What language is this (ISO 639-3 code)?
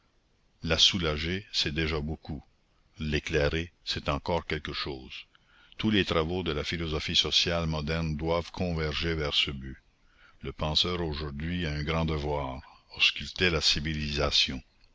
fra